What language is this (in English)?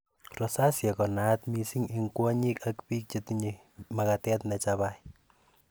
Kalenjin